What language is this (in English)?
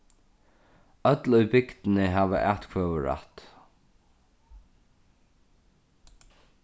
Faroese